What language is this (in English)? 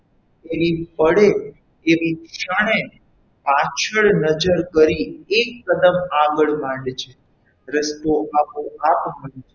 Gujarati